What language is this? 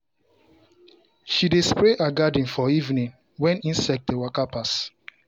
Nigerian Pidgin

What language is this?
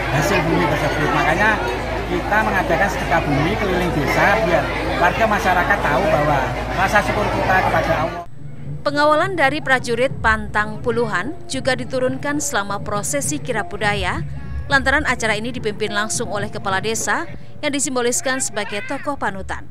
Indonesian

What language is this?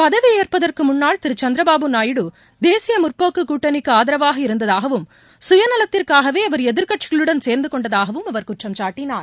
Tamil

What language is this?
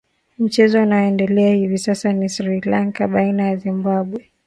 Swahili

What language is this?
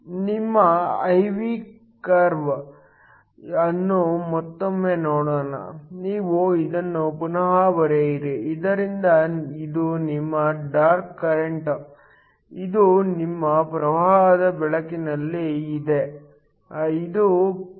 Kannada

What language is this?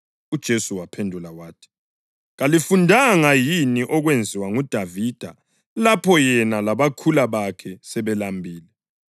North Ndebele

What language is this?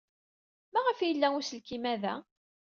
Kabyle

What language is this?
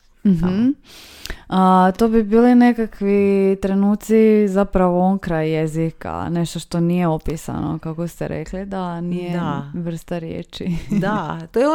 Croatian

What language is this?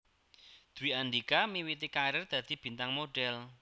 Javanese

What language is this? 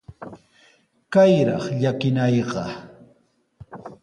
Sihuas Ancash Quechua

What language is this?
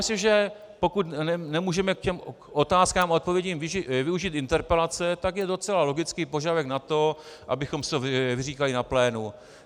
Czech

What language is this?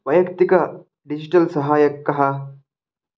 Sanskrit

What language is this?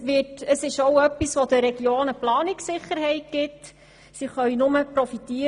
Swiss German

